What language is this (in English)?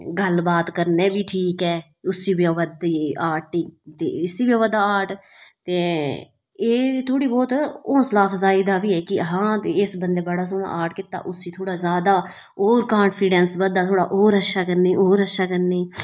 Dogri